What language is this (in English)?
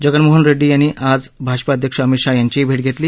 Marathi